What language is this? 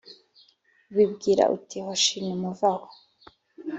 Kinyarwanda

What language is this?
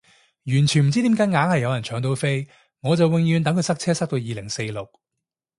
Cantonese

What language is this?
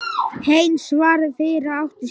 Icelandic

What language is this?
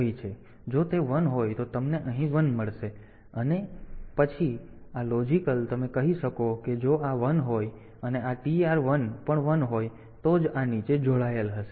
Gujarati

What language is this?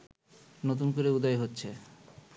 Bangla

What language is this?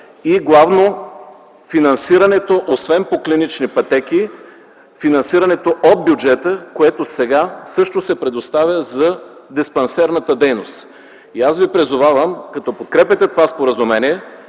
Bulgarian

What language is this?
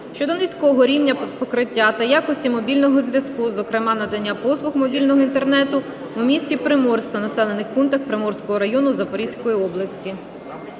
Ukrainian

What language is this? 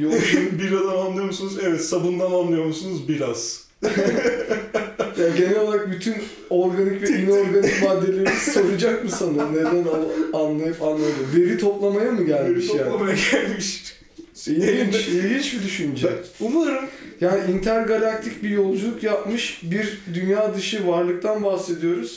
Turkish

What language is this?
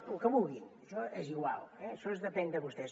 Catalan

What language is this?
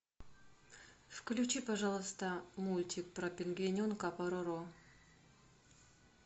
Russian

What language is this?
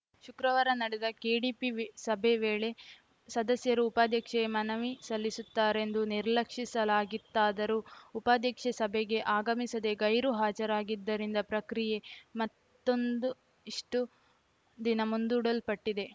Kannada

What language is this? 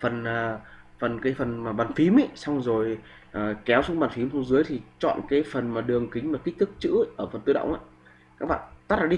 Vietnamese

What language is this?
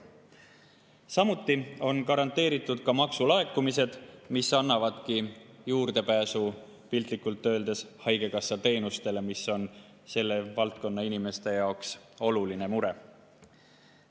Estonian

